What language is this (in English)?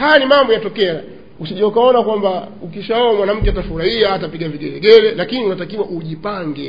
Swahili